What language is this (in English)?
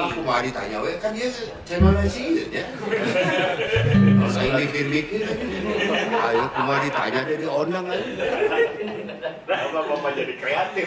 Indonesian